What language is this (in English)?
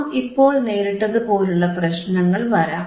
Malayalam